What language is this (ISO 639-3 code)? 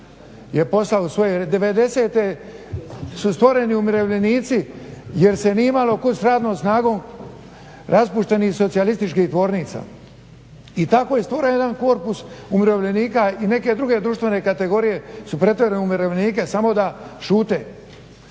hrv